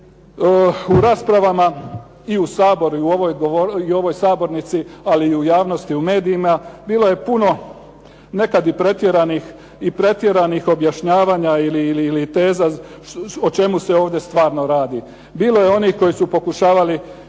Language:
Croatian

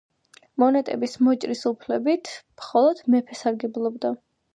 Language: Georgian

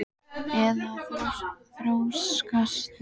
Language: Icelandic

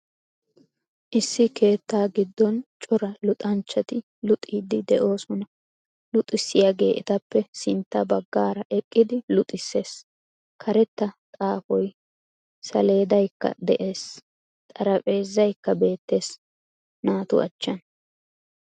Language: Wolaytta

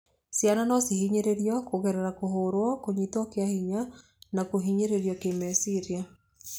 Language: Kikuyu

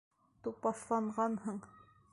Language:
Bashkir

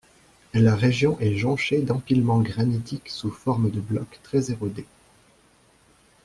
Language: French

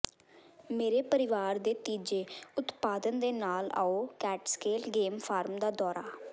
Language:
Punjabi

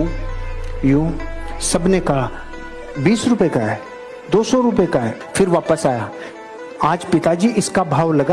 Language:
Hindi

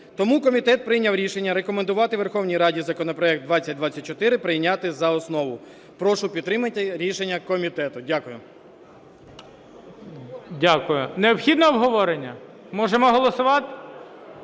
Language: Ukrainian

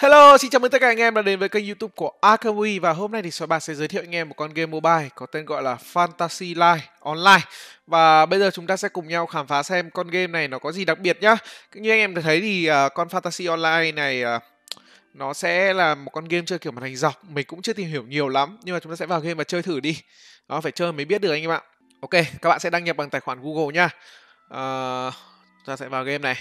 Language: Vietnamese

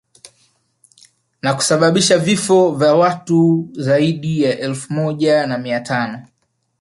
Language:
Swahili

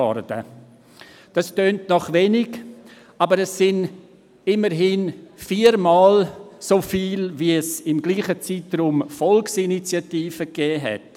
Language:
Swiss German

